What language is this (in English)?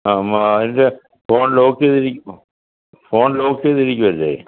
Malayalam